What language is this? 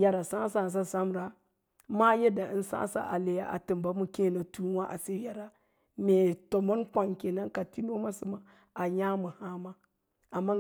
Lala-Roba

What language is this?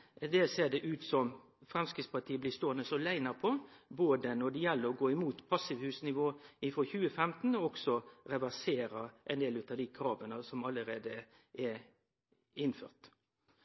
Norwegian Nynorsk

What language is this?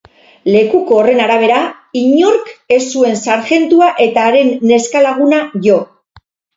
Basque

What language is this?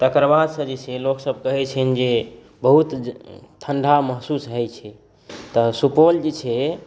Maithili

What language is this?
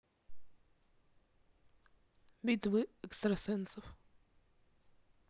Russian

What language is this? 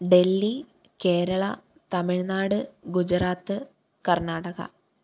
Malayalam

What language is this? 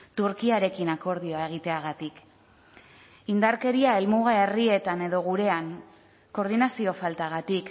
Basque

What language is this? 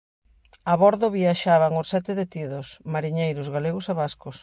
Galician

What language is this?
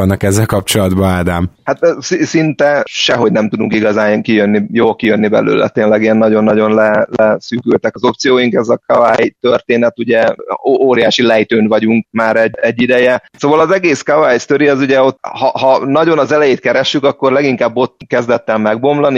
Hungarian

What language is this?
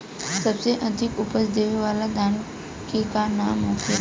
Bhojpuri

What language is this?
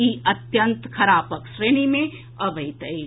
Maithili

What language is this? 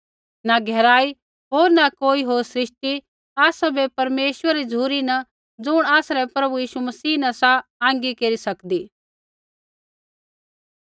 Kullu Pahari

